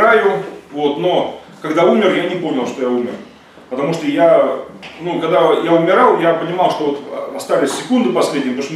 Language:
Russian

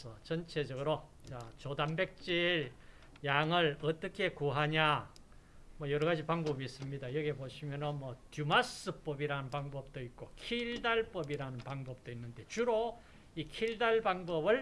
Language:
Korean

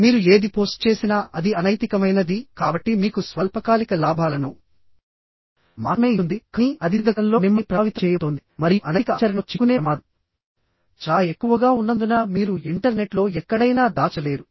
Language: Telugu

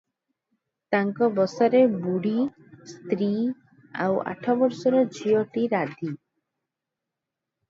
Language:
Odia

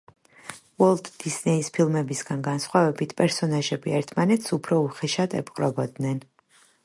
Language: Georgian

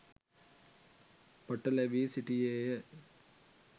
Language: Sinhala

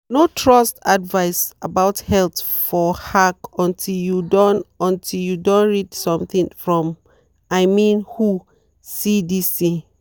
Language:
Nigerian Pidgin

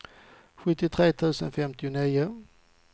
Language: Swedish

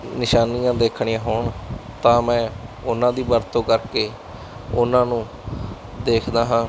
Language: Punjabi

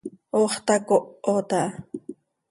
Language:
Seri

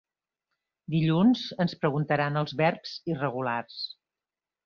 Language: Catalan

